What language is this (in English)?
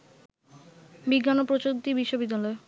Bangla